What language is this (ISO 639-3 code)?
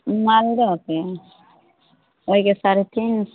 mai